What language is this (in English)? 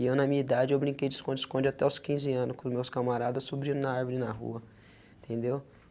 Portuguese